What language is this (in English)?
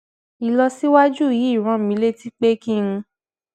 Yoruba